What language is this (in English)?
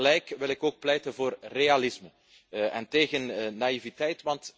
Dutch